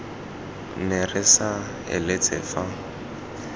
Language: Tswana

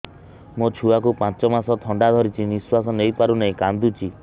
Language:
Odia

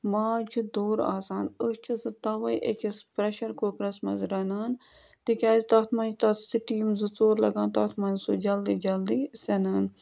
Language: Kashmiri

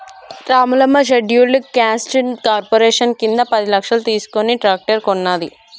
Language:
Telugu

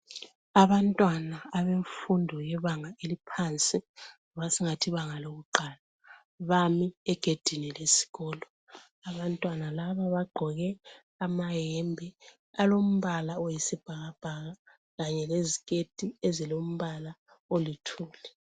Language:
North Ndebele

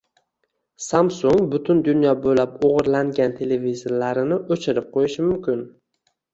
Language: Uzbek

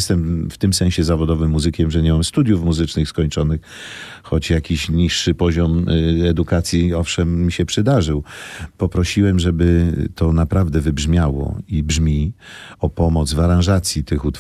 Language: Polish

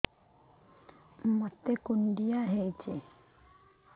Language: Odia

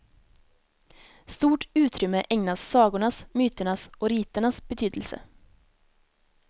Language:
Swedish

